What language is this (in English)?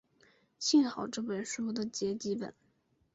Chinese